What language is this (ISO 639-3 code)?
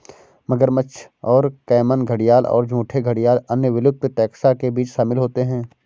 hin